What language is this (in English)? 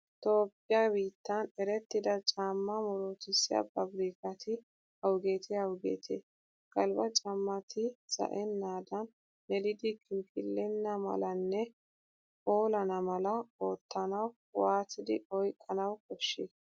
Wolaytta